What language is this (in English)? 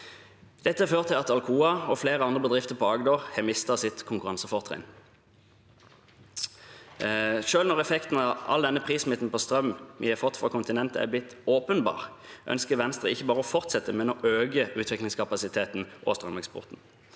Norwegian